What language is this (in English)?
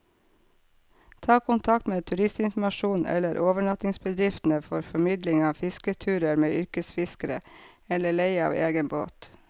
Norwegian